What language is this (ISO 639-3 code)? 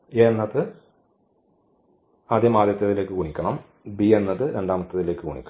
mal